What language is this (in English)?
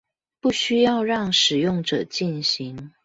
Chinese